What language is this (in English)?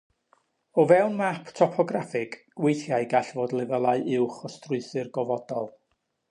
Welsh